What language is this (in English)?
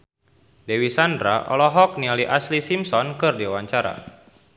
Sundanese